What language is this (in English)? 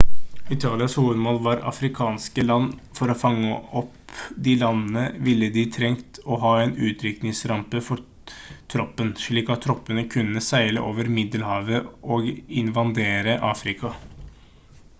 Norwegian Bokmål